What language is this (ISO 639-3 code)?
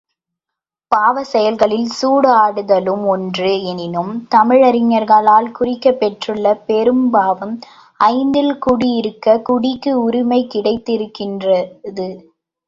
tam